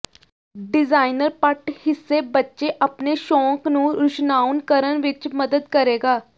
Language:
Punjabi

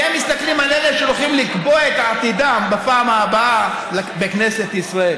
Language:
Hebrew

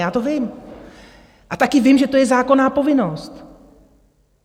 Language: Czech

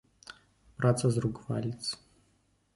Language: Belarusian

